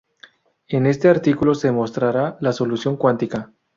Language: Spanish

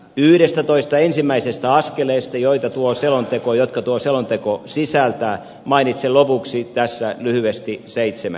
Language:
Finnish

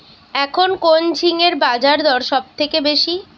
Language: Bangla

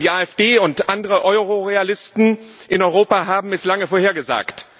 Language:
German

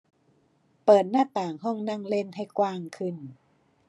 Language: Thai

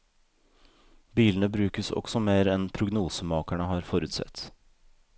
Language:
Norwegian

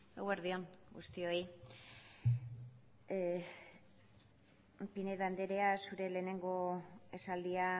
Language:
Basque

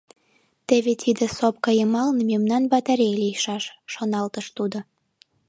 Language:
Mari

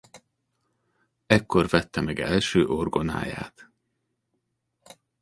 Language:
Hungarian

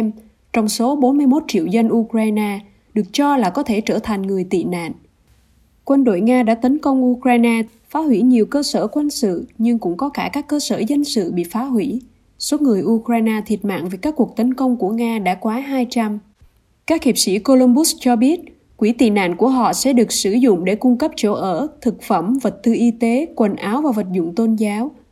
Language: Vietnamese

